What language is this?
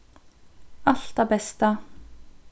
Faroese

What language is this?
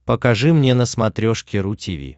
Russian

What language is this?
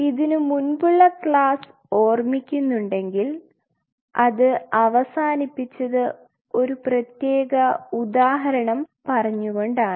Malayalam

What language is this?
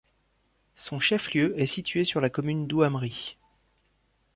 French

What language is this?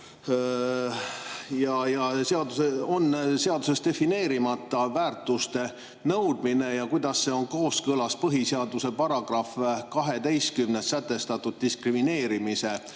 Estonian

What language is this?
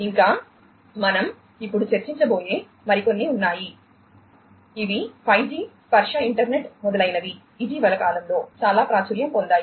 Telugu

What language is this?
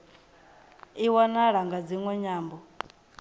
Venda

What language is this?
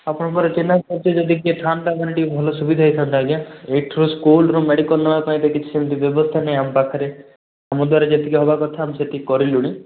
Odia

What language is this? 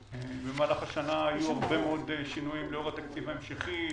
Hebrew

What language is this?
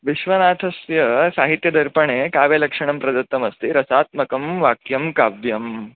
Sanskrit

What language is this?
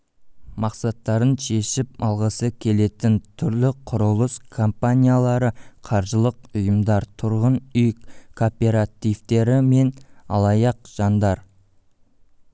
Kazakh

